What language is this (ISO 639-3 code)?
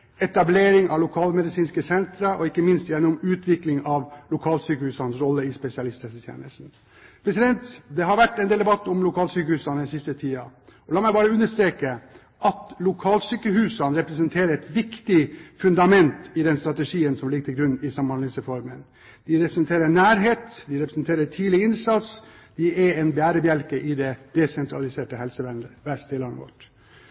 nob